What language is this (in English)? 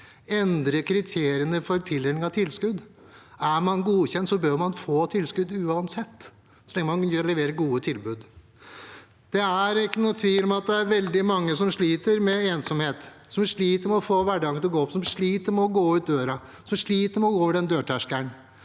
Norwegian